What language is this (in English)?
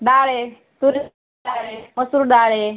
Marathi